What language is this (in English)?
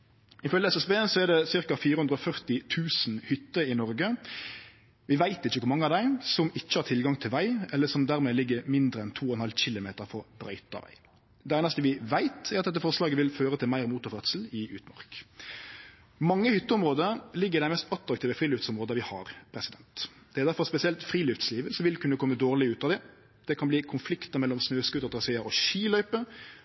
Norwegian Nynorsk